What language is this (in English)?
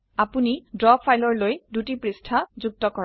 Assamese